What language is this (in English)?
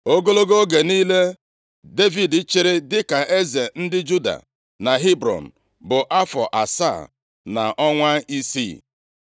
Igbo